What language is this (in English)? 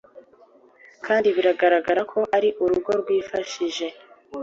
Kinyarwanda